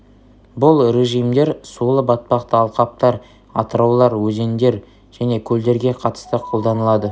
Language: Kazakh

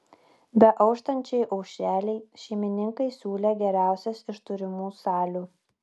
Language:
Lithuanian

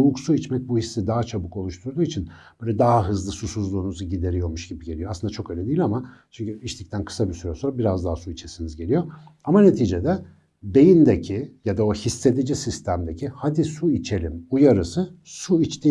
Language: Turkish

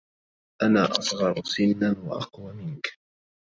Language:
Arabic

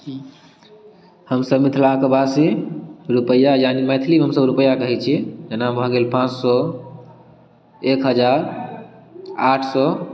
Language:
Maithili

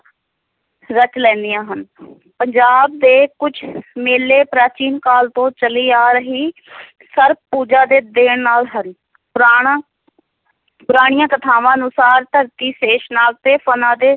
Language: Punjabi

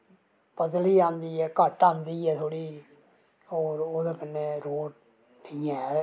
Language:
Dogri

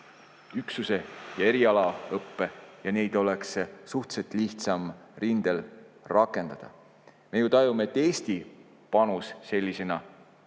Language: Estonian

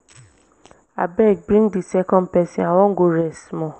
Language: Nigerian Pidgin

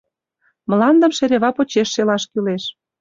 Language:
Mari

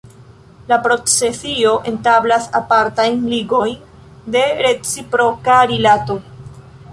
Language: Esperanto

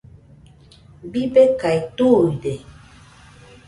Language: Nüpode Huitoto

